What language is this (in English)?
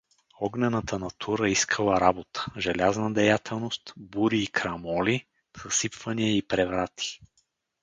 Bulgarian